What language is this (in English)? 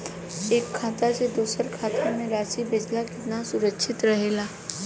Bhojpuri